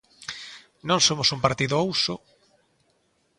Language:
Galician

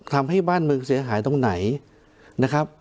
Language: Thai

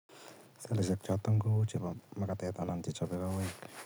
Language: Kalenjin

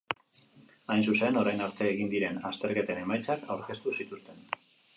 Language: Basque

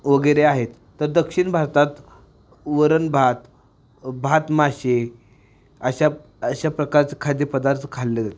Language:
Marathi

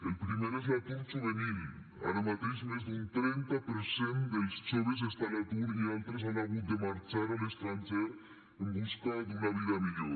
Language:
Catalan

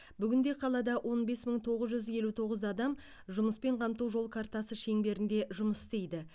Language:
Kazakh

